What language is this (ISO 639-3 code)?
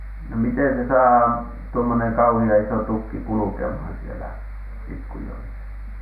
fin